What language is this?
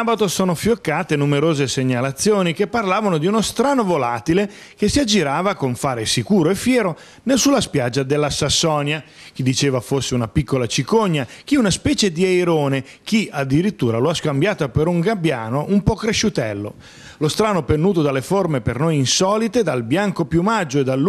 Italian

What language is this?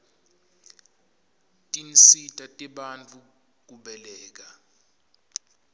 Swati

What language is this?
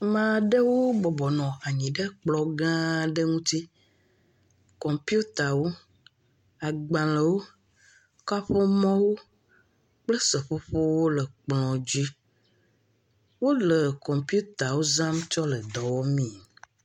Ewe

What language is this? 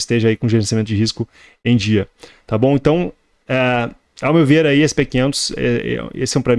Portuguese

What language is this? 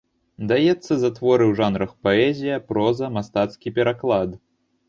Belarusian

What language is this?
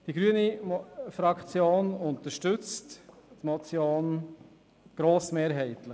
Swiss German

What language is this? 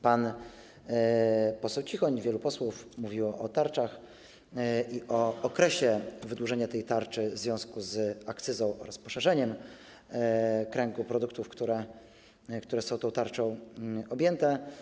Polish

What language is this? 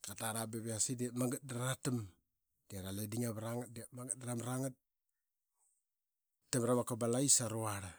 Qaqet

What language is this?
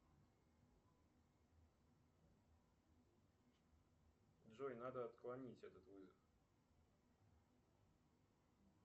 Russian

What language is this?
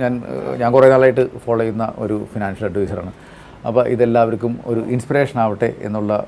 Malayalam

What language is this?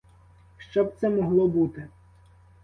Ukrainian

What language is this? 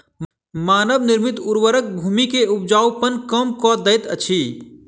Maithili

